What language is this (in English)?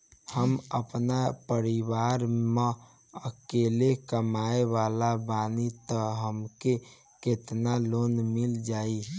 Bhojpuri